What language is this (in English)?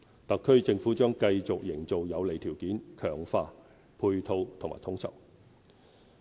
Cantonese